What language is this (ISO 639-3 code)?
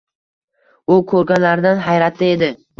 uzb